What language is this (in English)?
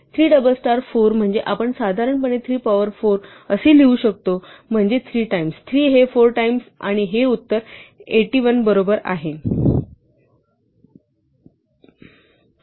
Marathi